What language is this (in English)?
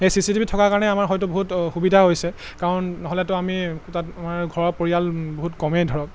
Assamese